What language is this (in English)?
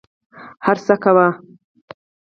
Pashto